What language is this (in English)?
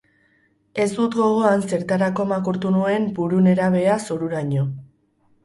Basque